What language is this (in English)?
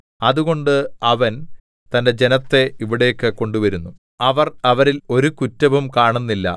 Malayalam